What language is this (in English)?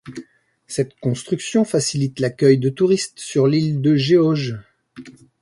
French